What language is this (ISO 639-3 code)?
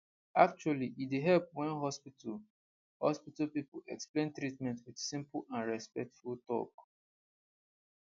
pcm